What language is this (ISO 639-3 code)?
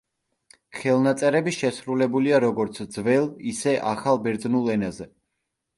kat